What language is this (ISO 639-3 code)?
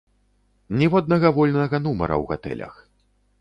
bel